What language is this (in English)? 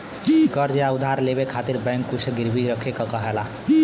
Bhojpuri